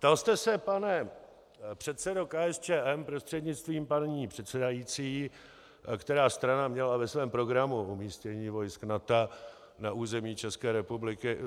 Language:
Czech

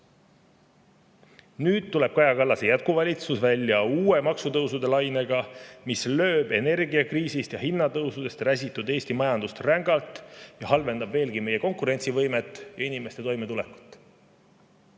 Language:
Estonian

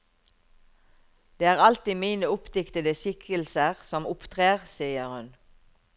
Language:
Norwegian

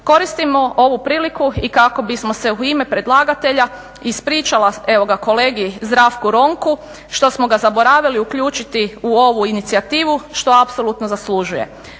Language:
Croatian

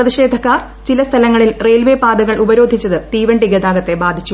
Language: Malayalam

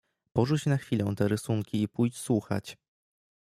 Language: Polish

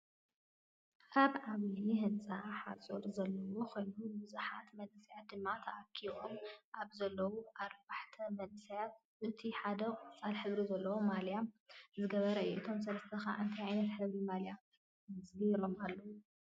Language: Tigrinya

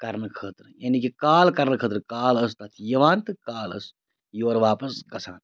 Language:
Kashmiri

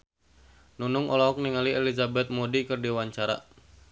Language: Sundanese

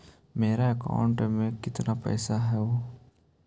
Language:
Magahi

